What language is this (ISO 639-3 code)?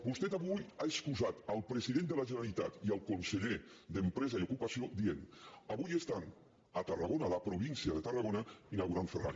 cat